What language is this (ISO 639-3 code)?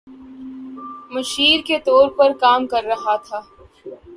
urd